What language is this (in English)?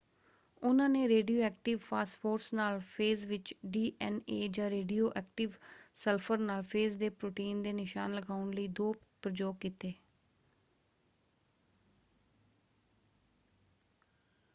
Punjabi